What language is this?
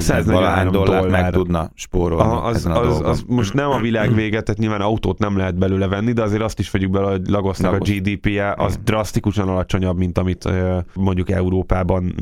Hungarian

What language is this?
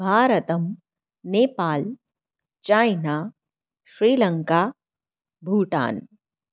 Sanskrit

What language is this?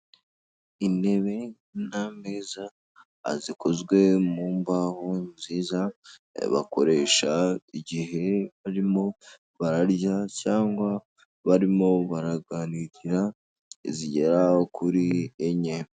Kinyarwanda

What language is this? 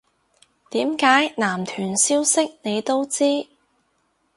Cantonese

